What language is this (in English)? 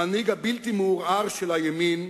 Hebrew